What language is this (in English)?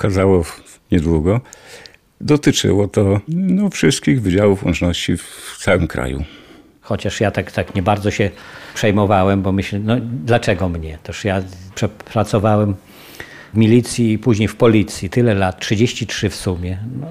Polish